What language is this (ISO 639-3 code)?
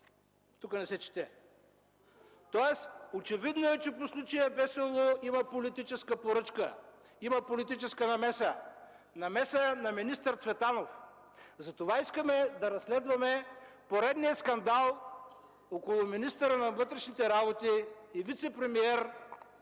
bul